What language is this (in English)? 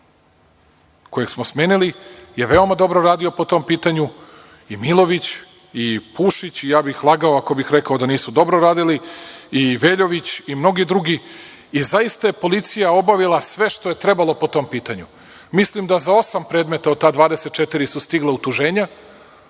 Serbian